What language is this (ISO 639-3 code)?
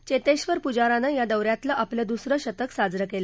mar